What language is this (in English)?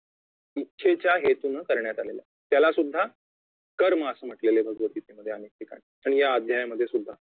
Marathi